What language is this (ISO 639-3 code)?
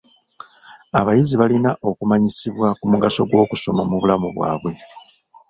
lug